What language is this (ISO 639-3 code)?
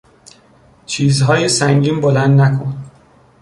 fas